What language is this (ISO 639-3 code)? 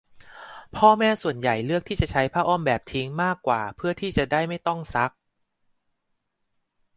tha